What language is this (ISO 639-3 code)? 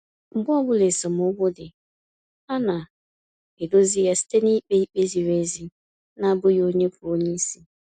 ibo